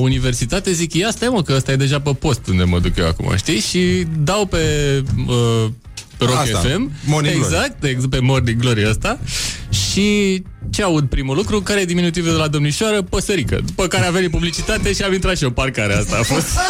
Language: Romanian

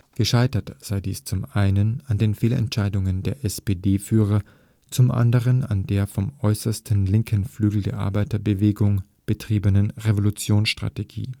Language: German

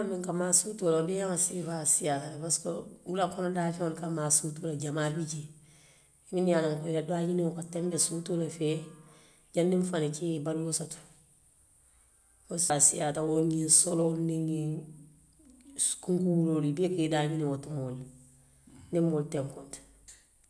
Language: Western Maninkakan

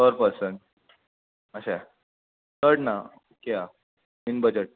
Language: Konkani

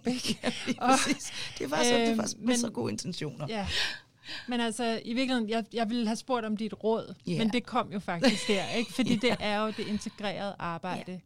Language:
Danish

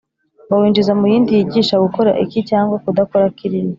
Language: Kinyarwanda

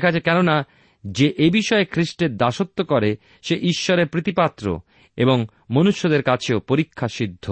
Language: Bangla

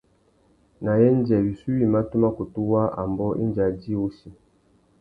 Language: Tuki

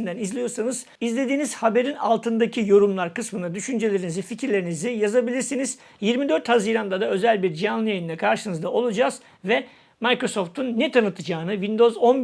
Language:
Turkish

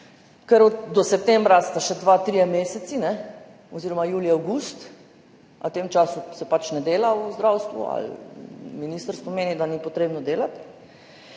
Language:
Slovenian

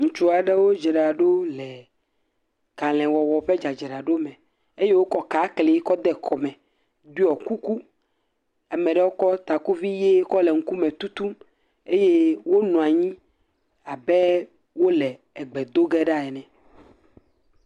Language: Ewe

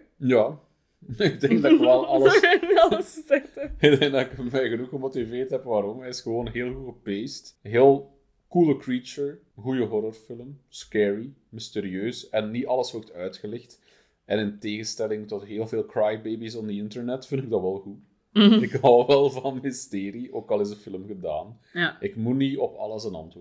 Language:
Dutch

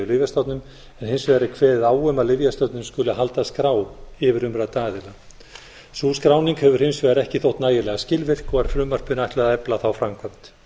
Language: Icelandic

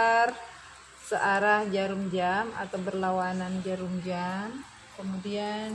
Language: Indonesian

